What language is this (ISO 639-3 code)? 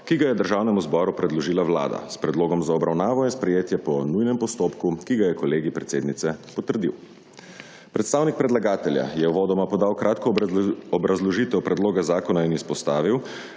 slv